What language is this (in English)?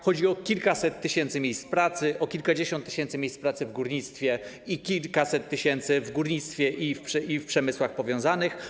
Polish